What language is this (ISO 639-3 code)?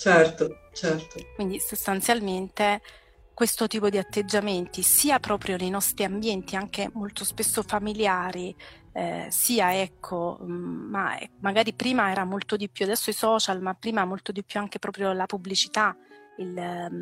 ita